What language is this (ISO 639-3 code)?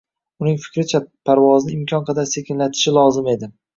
uzb